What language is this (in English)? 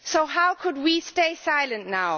English